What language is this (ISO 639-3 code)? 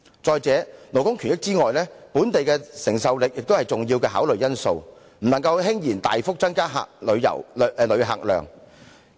yue